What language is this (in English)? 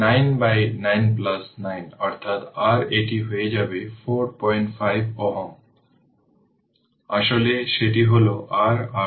Bangla